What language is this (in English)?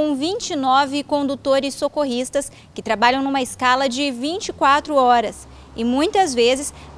Portuguese